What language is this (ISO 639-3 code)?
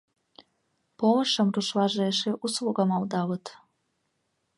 chm